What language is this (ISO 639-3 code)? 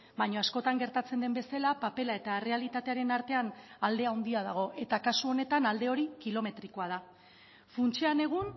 eus